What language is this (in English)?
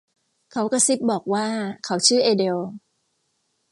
Thai